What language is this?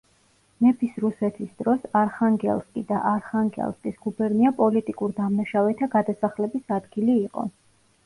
Georgian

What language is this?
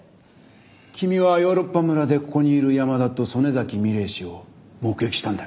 Japanese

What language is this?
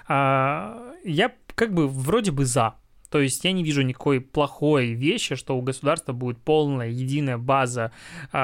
Russian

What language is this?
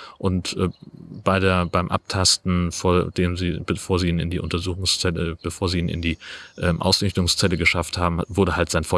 German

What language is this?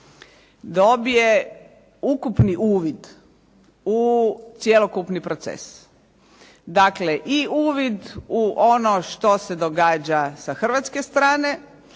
Croatian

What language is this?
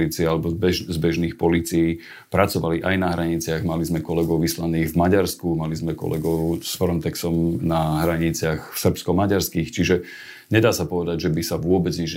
Slovak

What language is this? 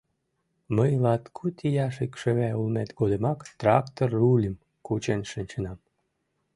Mari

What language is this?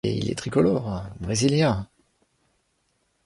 French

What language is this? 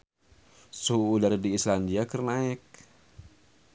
Sundanese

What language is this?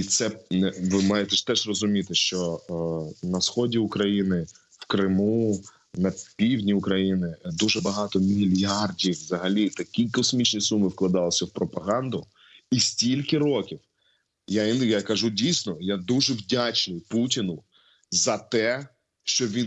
Ukrainian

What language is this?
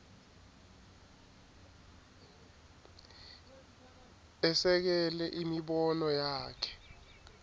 Swati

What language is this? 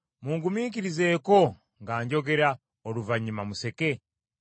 Ganda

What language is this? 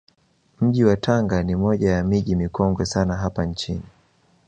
Swahili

